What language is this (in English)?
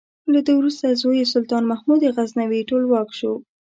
Pashto